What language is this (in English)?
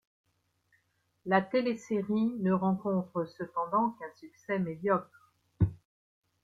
French